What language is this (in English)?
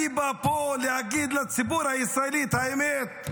Hebrew